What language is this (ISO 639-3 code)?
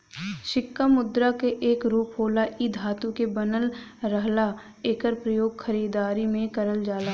bho